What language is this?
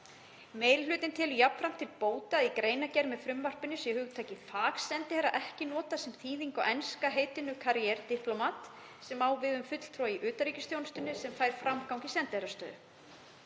Icelandic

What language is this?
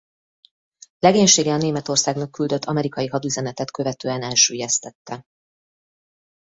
Hungarian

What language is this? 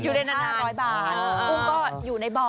Thai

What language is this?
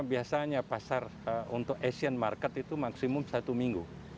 Indonesian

